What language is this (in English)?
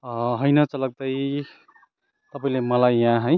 Nepali